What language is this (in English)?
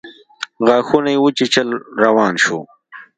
Pashto